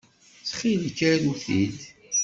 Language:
Kabyle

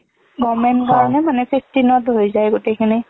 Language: Assamese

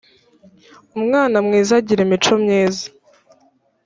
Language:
Kinyarwanda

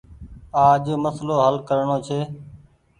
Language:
Goaria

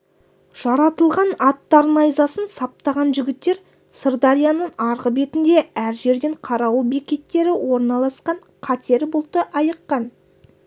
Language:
Kazakh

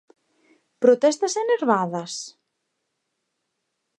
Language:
Galician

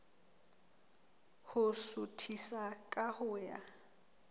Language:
Southern Sotho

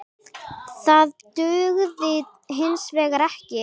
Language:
Icelandic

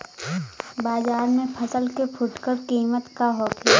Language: Bhojpuri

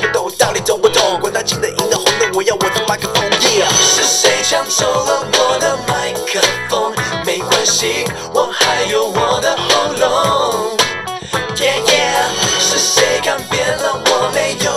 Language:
Chinese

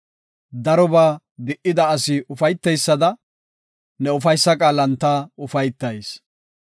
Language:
Gofa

